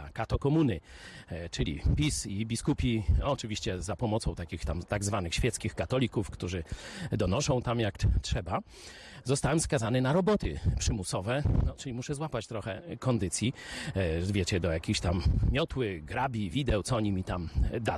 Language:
Polish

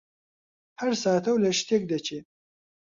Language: Central Kurdish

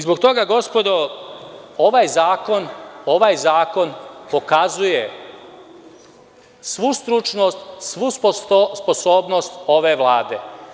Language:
Serbian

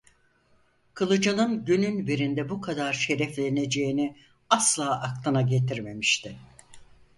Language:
Turkish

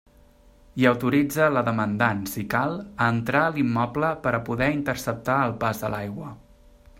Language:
Catalan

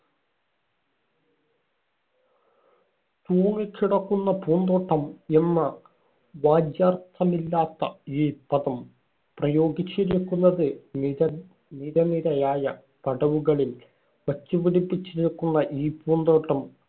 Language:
Malayalam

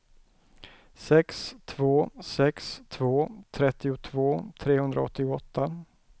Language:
Swedish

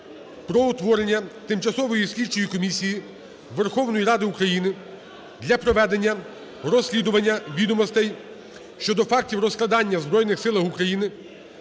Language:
Ukrainian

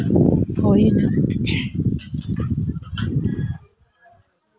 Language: Santali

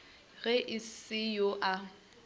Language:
Northern Sotho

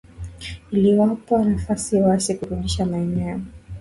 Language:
Swahili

